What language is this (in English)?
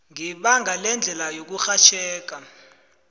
South Ndebele